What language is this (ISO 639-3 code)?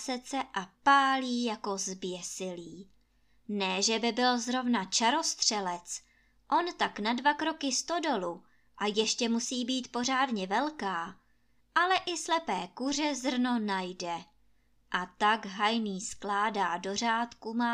ces